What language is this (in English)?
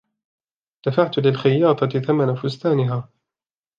Arabic